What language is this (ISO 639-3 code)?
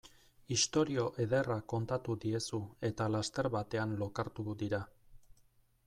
eus